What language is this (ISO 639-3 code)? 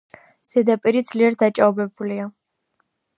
kat